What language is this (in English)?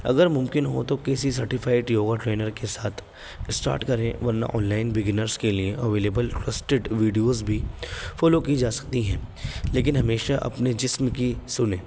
Urdu